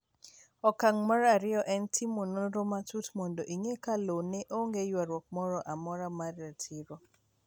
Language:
Luo (Kenya and Tanzania)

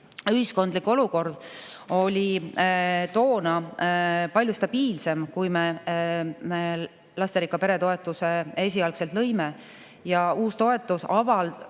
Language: Estonian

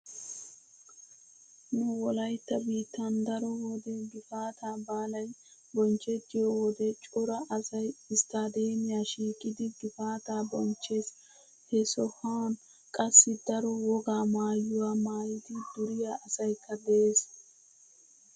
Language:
Wolaytta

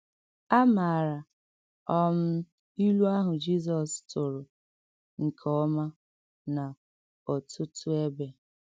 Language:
Igbo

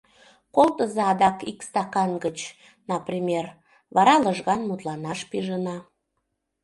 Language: Mari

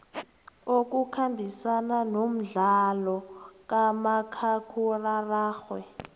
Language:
South Ndebele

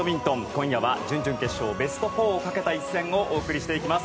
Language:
Japanese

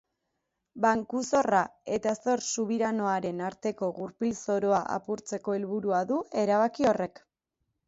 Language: Basque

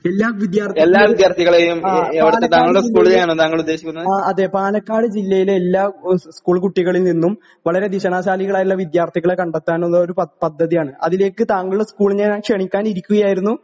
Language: Malayalam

